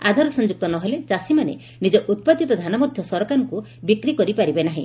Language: Odia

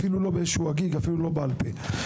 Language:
Hebrew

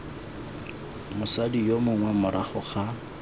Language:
Tswana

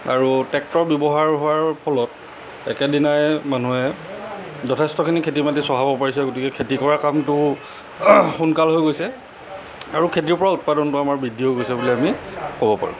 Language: Assamese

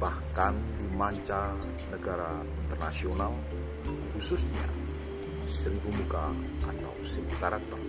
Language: Indonesian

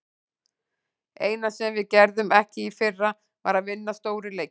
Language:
Icelandic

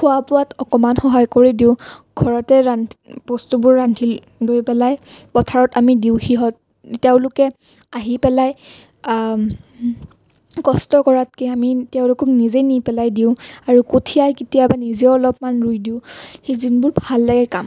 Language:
Assamese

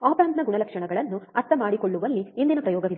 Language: Kannada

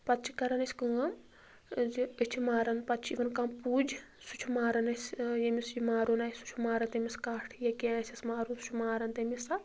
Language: Kashmiri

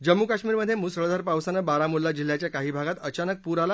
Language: Marathi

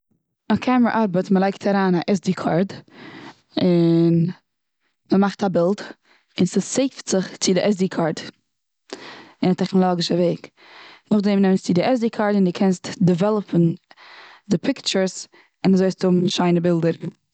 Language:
Yiddish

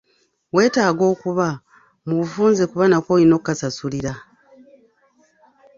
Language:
Ganda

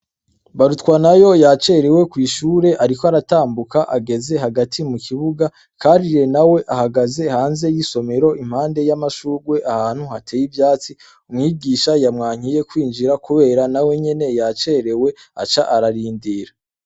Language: Rundi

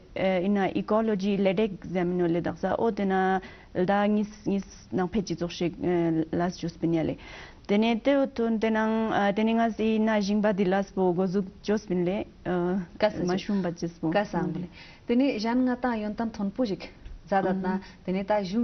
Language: Romanian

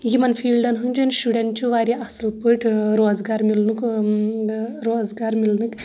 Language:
Kashmiri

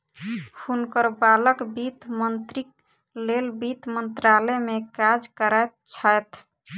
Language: Maithili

